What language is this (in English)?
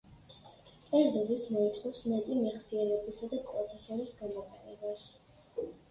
Georgian